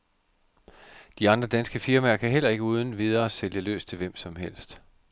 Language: Danish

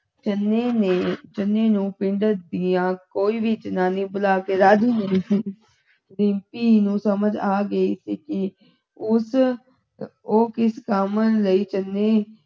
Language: Punjabi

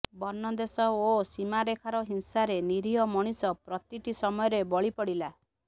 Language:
Odia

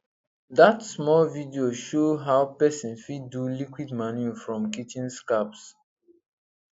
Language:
Nigerian Pidgin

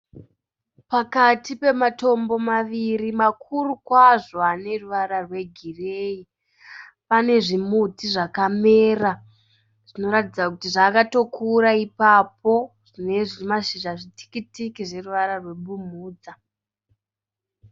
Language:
Shona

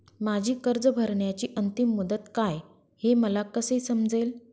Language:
Marathi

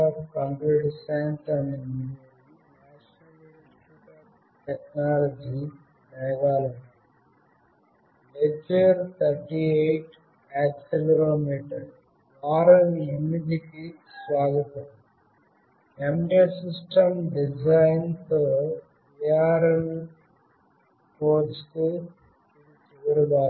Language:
Telugu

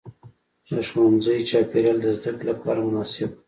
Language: Pashto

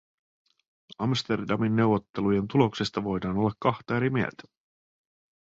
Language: Finnish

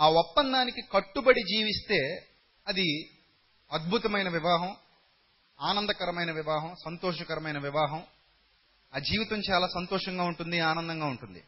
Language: Telugu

